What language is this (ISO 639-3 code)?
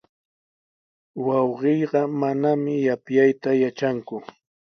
qws